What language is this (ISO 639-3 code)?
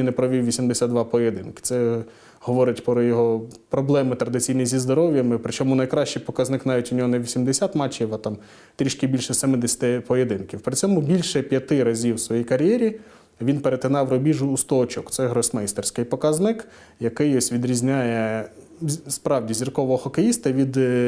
ukr